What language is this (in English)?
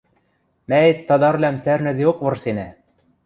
Western Mari